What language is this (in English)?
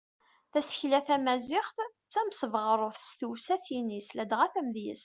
Kabyle